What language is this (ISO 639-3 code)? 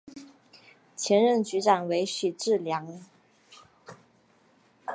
zho